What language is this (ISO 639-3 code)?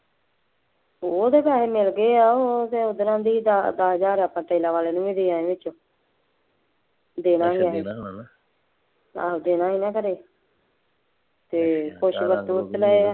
pan